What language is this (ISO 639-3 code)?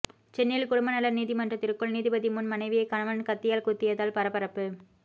tam